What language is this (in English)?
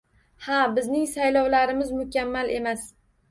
Uzbek